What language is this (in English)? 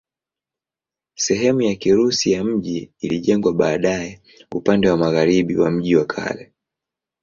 Swahili